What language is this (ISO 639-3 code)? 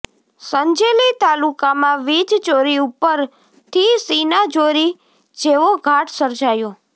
guj